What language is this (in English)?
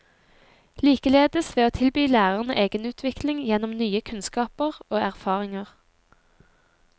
Norwegian